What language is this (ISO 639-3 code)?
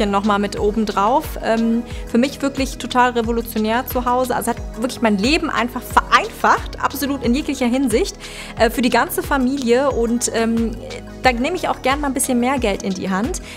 deu